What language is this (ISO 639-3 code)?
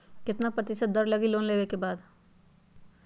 mag